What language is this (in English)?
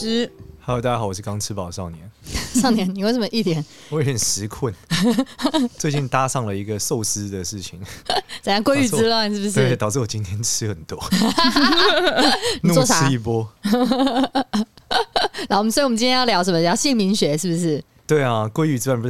Chinese